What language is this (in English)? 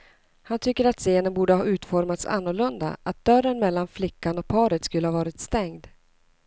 Swedish